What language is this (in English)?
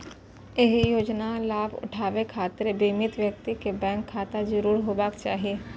Maithili